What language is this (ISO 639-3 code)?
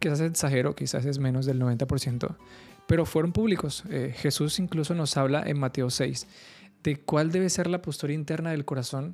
spa